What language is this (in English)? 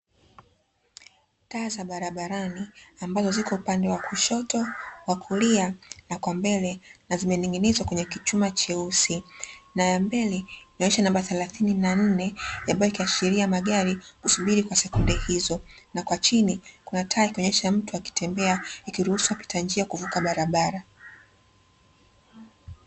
Swahili